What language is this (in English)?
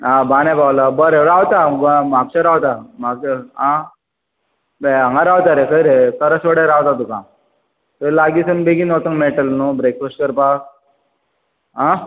Konkani